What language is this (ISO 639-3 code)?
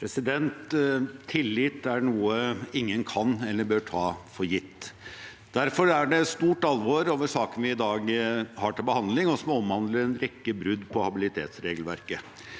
nor